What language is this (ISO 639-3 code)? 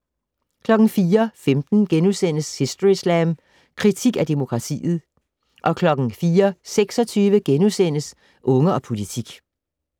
dan